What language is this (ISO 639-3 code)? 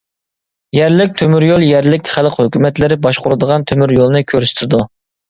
uig